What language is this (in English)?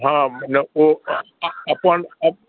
Maithili